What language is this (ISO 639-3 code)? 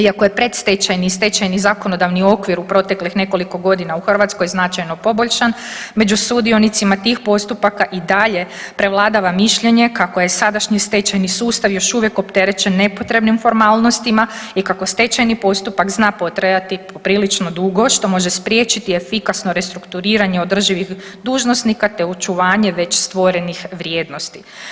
hrv